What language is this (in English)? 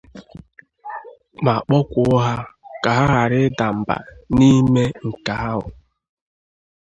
Igbo